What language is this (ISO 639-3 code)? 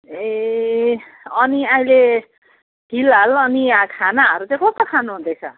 nep